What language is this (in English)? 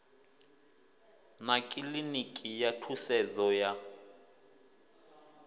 Venda